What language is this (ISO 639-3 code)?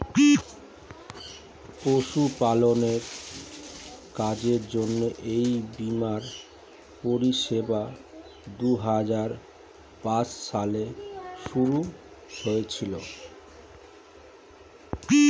ben